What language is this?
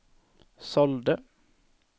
Swedish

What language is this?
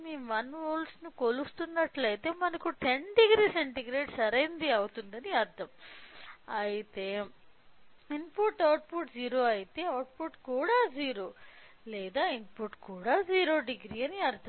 Telugu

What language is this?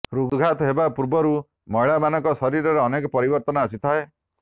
Odia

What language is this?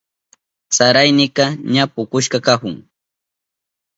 Southern Pastaza Quechua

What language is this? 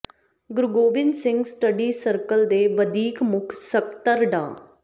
Punjabi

